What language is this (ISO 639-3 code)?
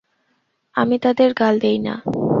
ben